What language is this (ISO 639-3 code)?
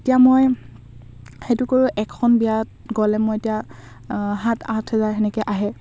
asm